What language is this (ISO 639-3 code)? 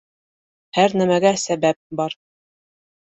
bak